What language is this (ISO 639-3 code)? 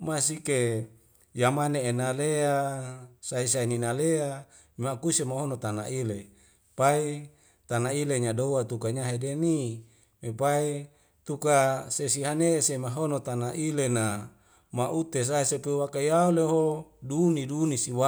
weo